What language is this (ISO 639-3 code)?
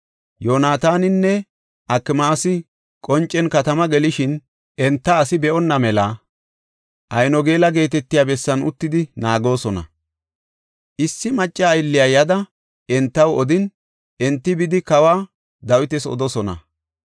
gof